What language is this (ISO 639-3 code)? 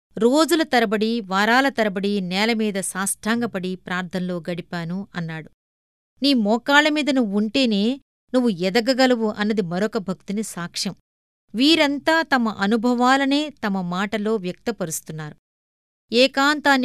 tel